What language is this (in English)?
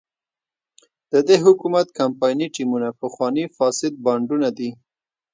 Pashto